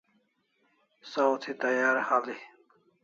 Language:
Kalasha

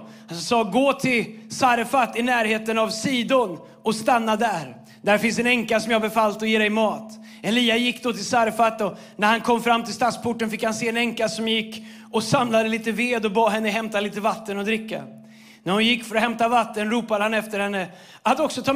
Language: Swedish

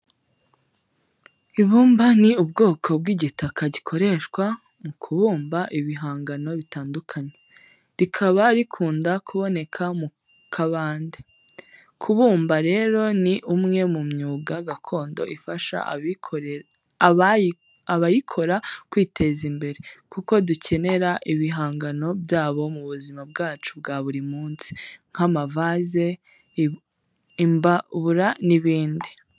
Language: Kinyarwanda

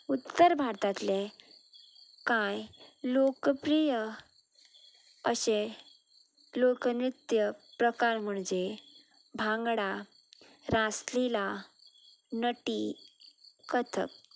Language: Konkani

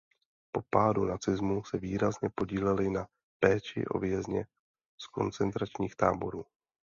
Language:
Czech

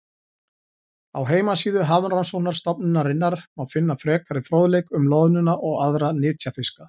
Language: Icelandic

